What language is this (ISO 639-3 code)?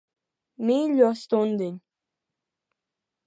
lav